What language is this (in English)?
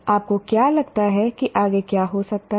Hindi